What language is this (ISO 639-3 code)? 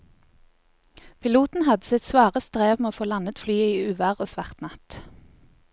nor